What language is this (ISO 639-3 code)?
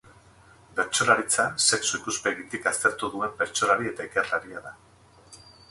eus